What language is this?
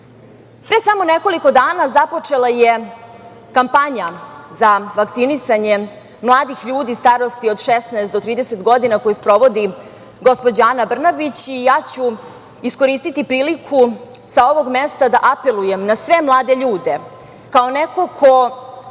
Serbian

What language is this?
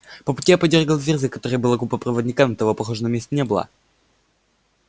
Russian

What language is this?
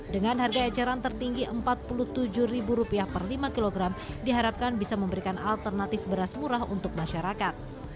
Indonesian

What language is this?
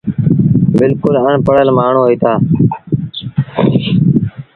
Sindhi Bhil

